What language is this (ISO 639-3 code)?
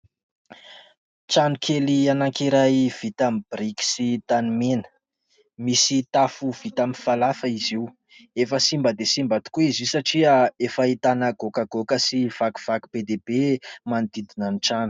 mlg